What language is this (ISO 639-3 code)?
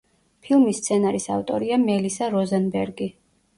kat